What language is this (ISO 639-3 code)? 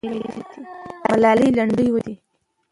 pus